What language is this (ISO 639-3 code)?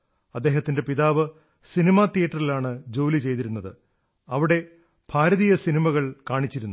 mal